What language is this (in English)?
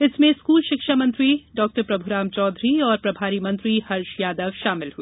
Hindi